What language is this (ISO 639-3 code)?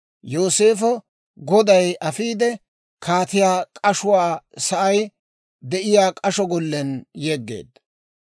dwr